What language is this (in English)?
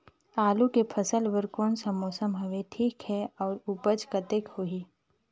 Chhattisgarhi